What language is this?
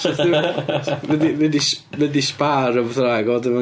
Welsh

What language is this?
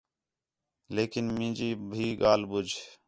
Khetrani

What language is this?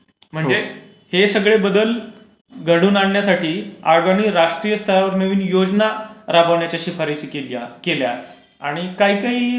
Marathi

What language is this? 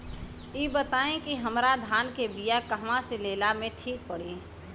Bhojpuri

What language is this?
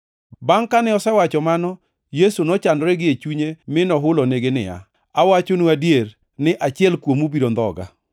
Luo (Kenya and Tanzania)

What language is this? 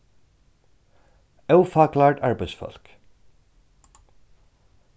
Faroese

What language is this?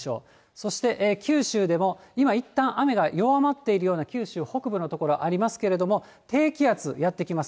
Japanese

